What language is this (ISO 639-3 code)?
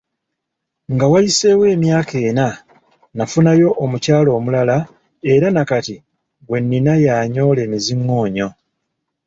lug